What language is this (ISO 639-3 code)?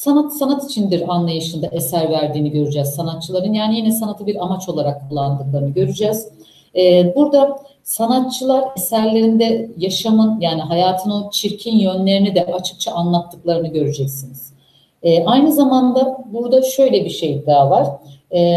tur